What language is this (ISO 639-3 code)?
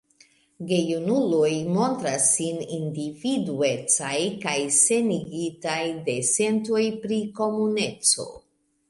epo